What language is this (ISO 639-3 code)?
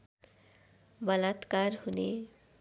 nep